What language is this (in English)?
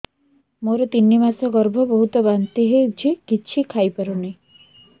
Odia